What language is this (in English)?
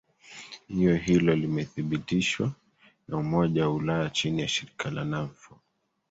Swahili